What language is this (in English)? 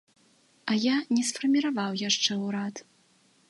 Belarusian